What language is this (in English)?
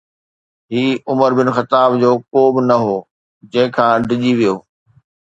Sindhi